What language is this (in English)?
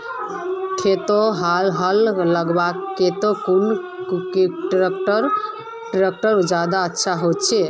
Magahi